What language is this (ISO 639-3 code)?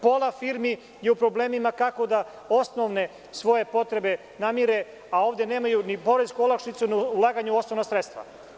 srp